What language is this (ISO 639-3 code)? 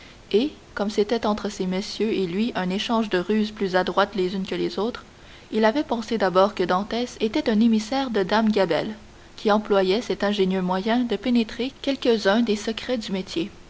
fra